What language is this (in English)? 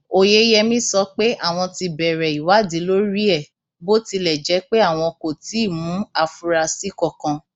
Yoruba